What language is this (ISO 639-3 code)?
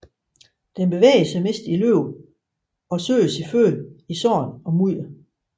dan